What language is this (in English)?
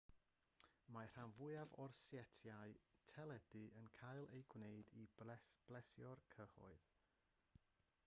Welsh